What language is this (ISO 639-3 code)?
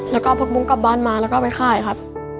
tha